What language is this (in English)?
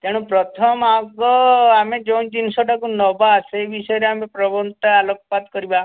Odia